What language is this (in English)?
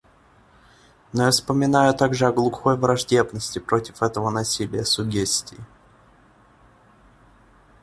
Russian